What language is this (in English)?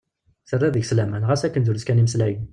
Kabyle